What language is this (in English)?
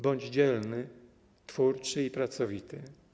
Polish